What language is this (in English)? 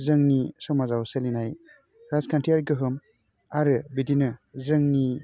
Bodo